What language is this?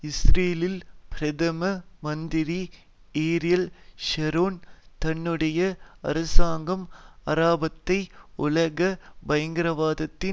Tamil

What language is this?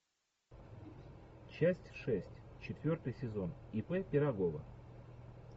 Russian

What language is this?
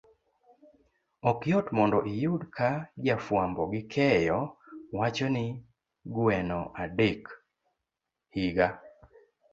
Luo (Kenya and Tanzania)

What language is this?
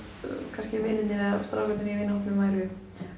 Icelandic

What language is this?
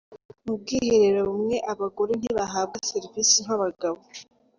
Kinyarwanda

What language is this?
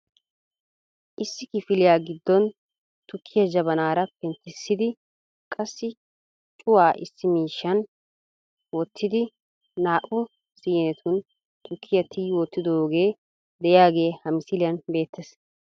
Wolaytta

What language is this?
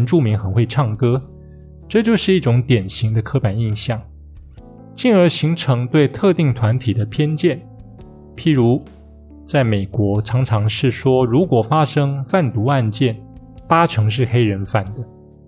Chinese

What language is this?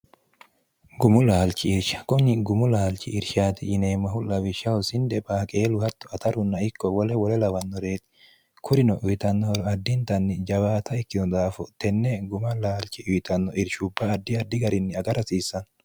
Sidamo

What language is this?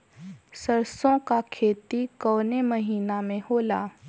Bhojpuri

